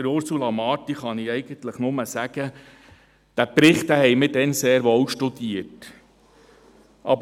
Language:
Swiss German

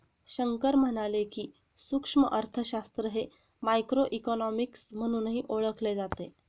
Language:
Marathi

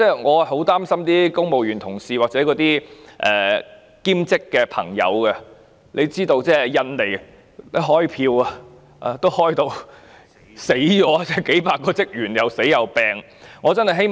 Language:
Cantonese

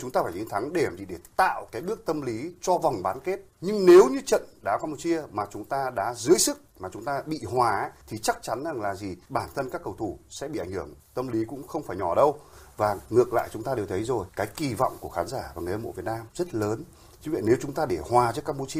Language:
Vietnamese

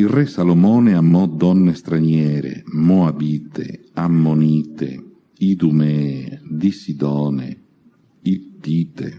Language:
Italian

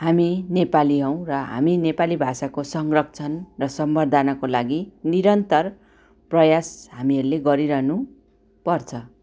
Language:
Nepali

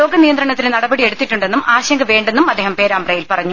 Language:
Malayalam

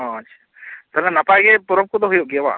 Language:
Santali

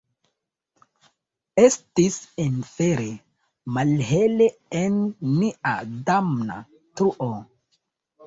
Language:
Esperanto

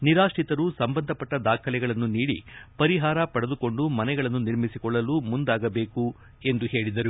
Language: Kannada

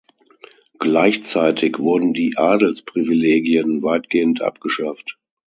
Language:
German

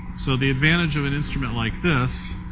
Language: English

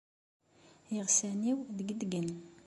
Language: Kabyle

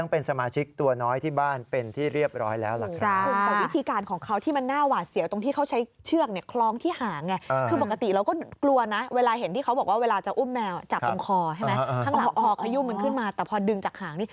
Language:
Thai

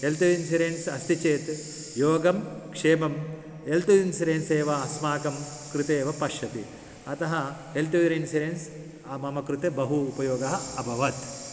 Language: Sanskrit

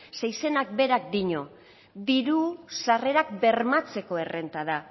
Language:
Basque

